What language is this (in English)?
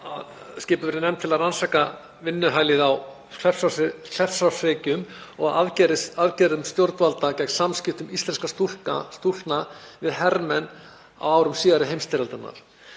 Icelandic